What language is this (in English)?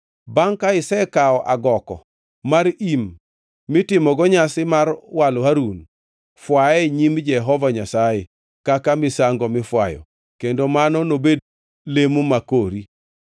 Luo (Kenya and Tanzania)